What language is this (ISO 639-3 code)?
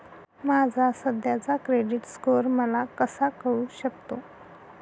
mar